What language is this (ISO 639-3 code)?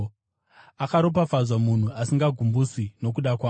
sna